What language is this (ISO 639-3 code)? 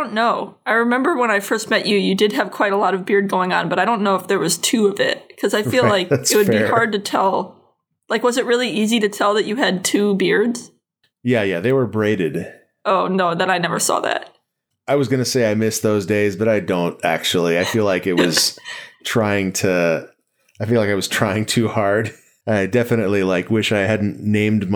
eng